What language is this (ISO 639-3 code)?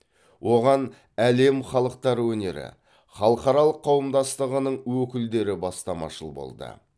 kaz